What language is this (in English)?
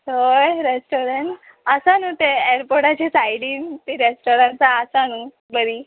Konkani